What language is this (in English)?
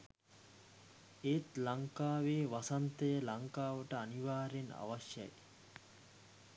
Sinhala